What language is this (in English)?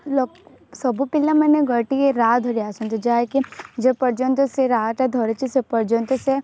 Odia